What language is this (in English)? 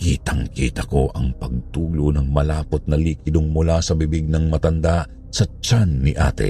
Filipino